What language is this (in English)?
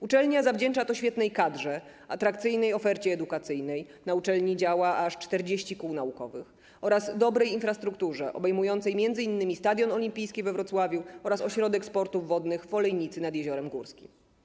Polish